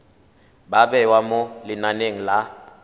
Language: Tswana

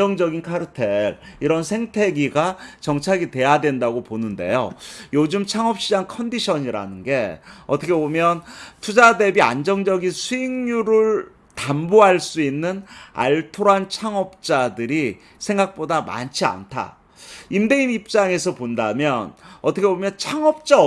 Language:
Korean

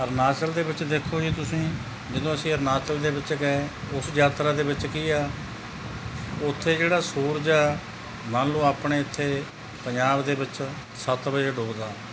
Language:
Punjabi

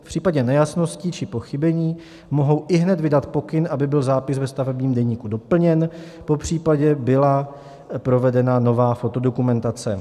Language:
Czech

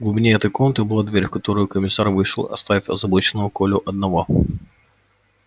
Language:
Russian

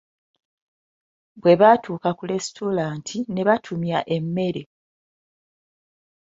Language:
Ganda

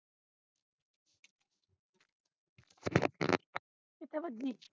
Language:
Punjabi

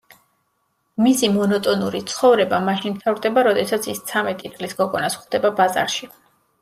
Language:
Georgian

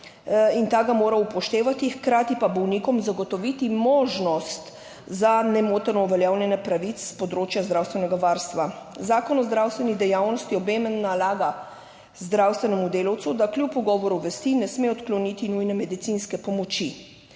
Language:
Slovenian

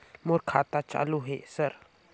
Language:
Chhattisgarhi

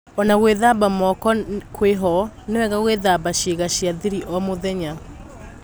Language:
Kikuyu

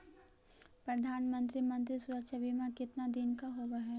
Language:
Magahi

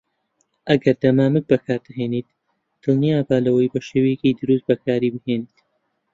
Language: Central Kurdish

